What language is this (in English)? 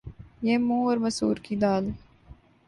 Urdu